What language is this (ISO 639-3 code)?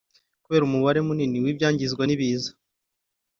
kin